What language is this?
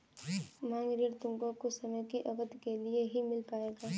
Hindi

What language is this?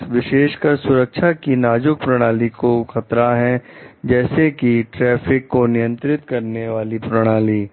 Hindi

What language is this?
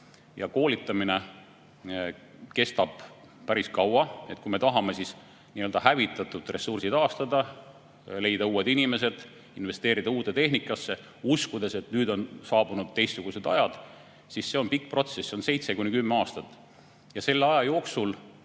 Estonian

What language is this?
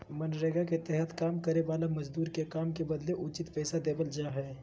Magahi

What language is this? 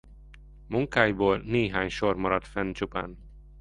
Hungarian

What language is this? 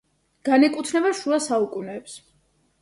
Georgian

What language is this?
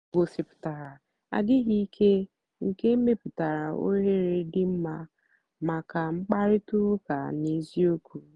Igbo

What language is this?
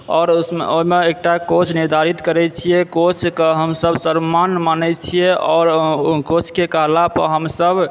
Maithili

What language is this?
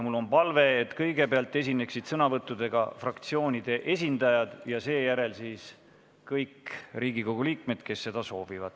Estonian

